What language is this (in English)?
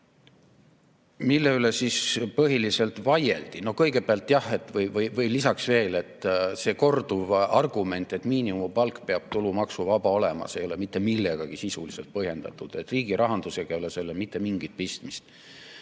Estonian